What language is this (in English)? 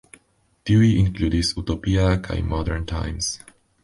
Esperanto